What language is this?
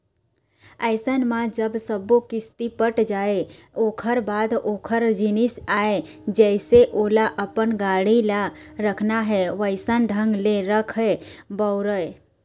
Chhattisgarhi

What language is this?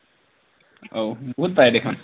Assamese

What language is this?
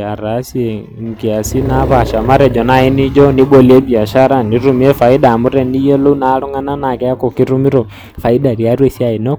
Masai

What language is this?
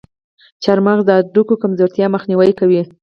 Pashto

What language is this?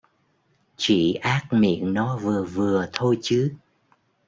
Vietnamese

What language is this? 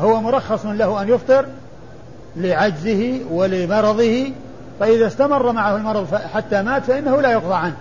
Arabic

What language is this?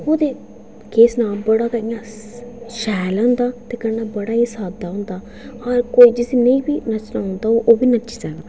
Dogri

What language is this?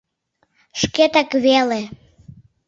Mari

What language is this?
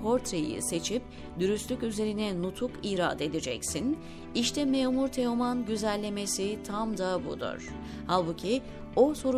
Turkish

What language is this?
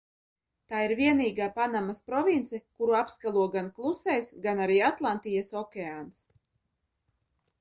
Latvian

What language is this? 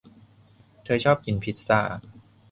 Thai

